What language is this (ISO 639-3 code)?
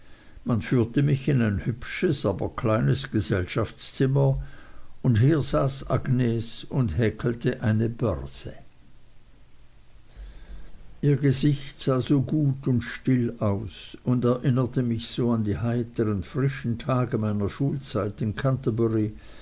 deu